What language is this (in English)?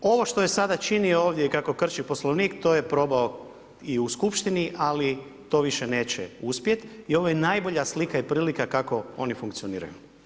Croatian